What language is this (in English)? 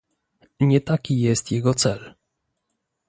Polish